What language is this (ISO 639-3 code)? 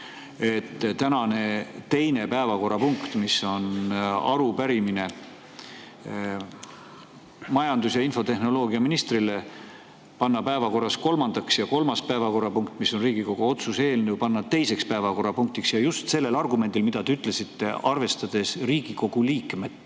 est